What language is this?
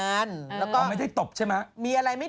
Thai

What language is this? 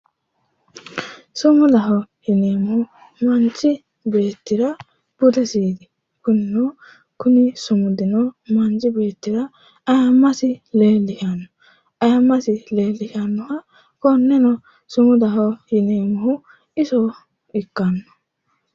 Sidamo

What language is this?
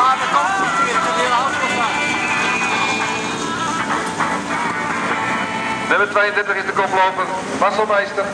Dutch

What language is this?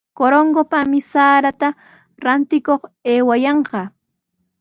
Sihuas Ancash Quechua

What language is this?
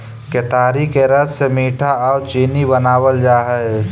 Magahi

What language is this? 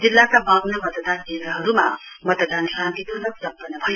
Nepali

